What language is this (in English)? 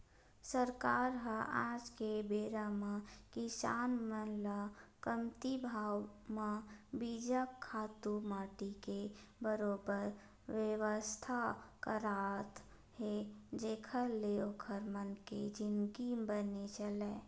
Chhattisgarhi